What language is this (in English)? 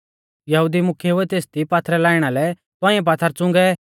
Mahasu Pahari